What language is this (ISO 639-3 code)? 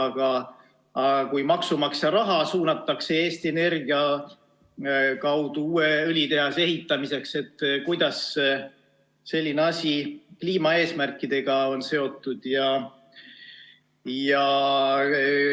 est